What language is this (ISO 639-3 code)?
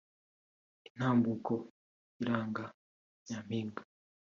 kin